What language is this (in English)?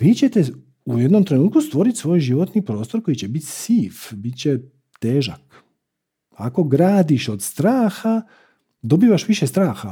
Croatian